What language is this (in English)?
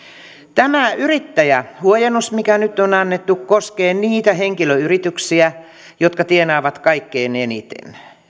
Finnish